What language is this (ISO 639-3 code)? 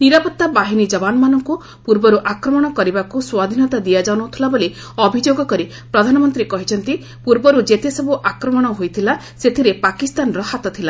ori